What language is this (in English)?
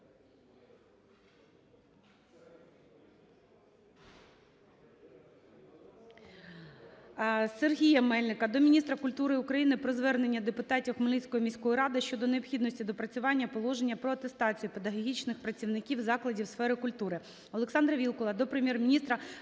Ukrainian